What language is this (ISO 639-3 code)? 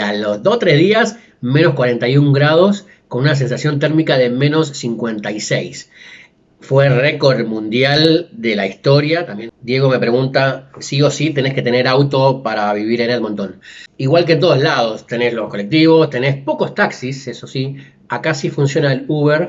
spa